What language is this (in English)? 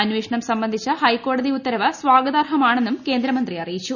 Malayalam